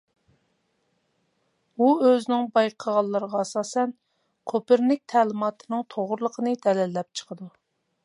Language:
Uyghur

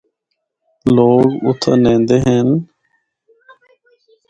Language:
Northern Hindko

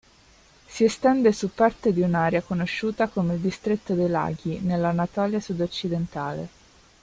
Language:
Italian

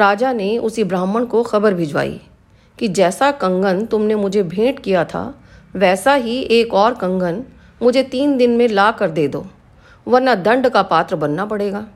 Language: Hindi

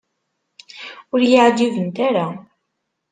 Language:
Kabyle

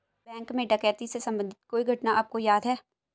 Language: Hindi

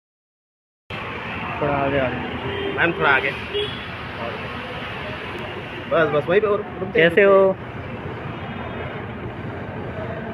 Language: Thai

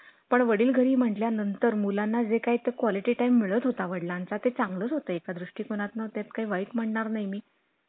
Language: Marathi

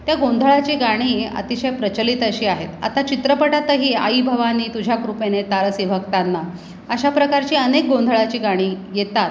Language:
Marathi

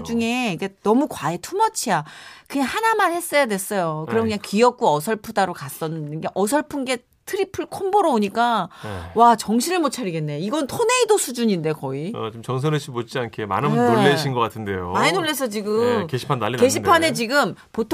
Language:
Korean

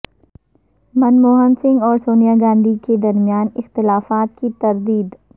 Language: Urdu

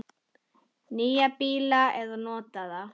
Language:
Icelandic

